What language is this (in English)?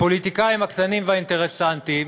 Hebrew